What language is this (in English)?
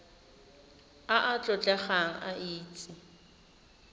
Tswana